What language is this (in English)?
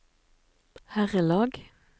Norwegian